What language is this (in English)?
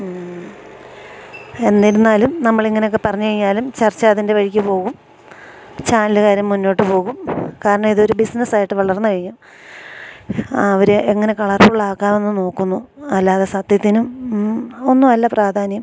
Malayalam